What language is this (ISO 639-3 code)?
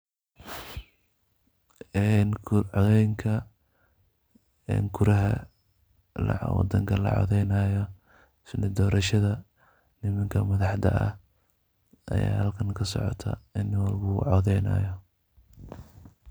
som